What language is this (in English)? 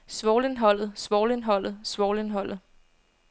Danish